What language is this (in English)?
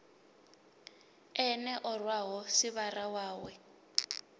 Venda